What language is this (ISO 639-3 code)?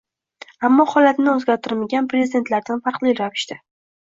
uzb